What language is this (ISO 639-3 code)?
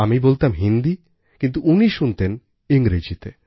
ben